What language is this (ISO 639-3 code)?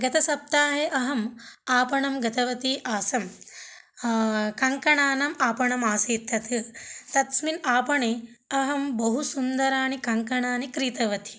san